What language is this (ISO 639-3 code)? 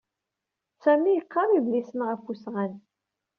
kab